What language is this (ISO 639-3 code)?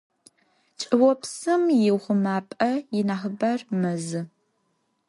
ady